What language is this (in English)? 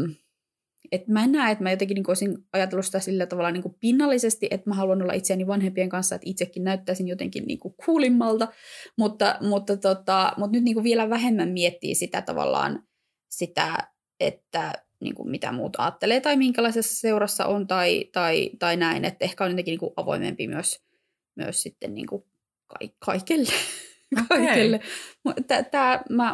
Finnish